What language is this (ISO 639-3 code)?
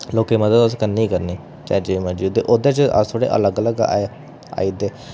doi